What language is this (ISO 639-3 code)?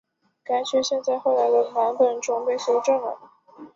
zho